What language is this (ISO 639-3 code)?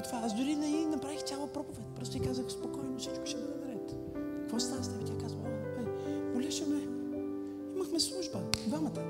bul